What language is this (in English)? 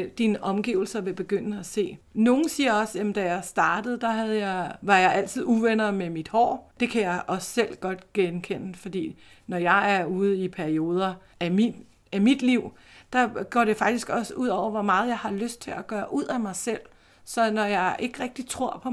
Danish